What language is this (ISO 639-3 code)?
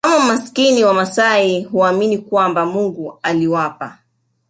swa